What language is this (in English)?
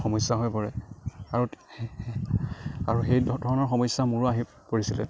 Assamese